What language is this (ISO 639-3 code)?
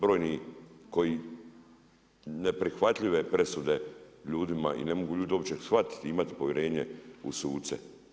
hrv